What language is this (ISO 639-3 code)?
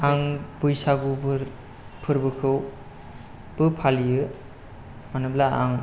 brx